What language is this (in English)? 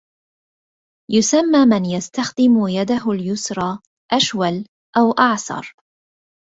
Arabic